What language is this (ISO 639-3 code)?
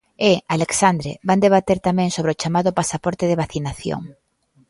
glg